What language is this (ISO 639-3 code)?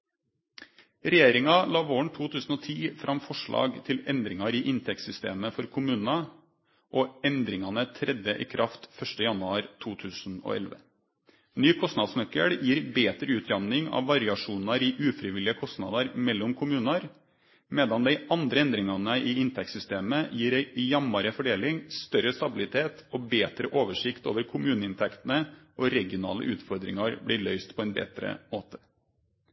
nno